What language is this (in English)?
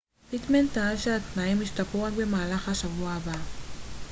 Hebrew